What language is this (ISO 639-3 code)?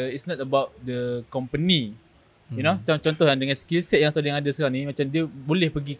msa